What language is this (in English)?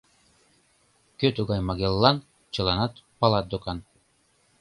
Mari